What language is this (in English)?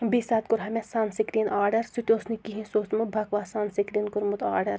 Kashmiri